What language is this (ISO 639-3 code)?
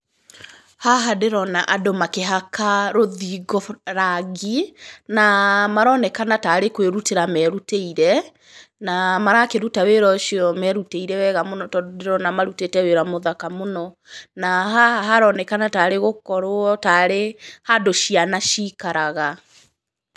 kik